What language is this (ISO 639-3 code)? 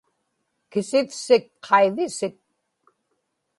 ipk